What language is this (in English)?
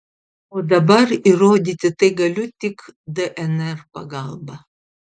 Lithuanian